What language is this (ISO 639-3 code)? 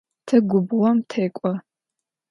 ady